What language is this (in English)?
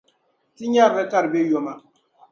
Dagbani